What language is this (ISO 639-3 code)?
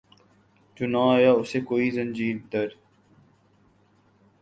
urd